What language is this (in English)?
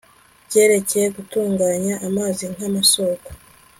Kinyarwanda